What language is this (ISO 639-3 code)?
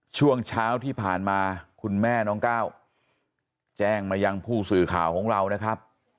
tha